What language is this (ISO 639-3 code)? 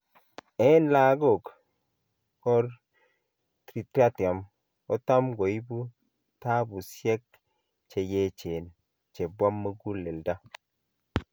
kln